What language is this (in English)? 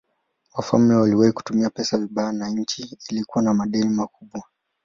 Swahili